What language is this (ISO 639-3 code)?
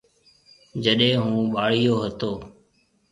mve